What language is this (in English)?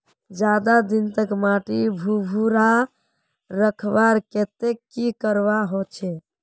Magahi